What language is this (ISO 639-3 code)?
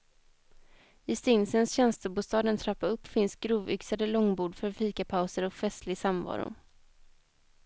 swe